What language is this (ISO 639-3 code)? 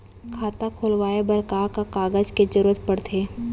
hne